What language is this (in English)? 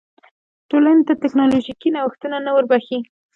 Pashto